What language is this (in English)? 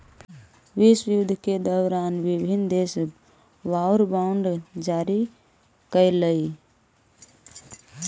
Magahi